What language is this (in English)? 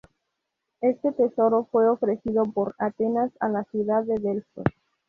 Spanish